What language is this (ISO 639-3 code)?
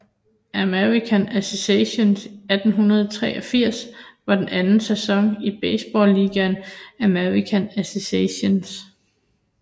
dan